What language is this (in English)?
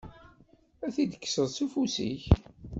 Kabyle